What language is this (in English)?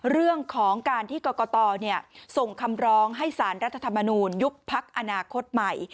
Thai